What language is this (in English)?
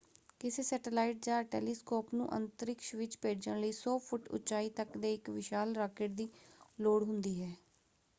Punjabi